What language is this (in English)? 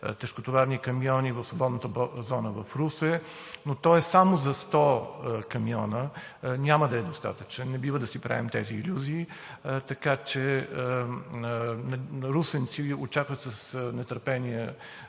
Bulgarian